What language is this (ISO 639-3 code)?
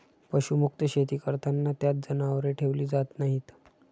mar